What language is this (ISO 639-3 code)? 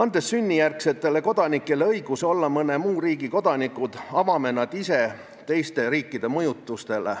est